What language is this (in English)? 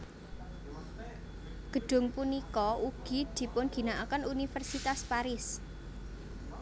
Javanese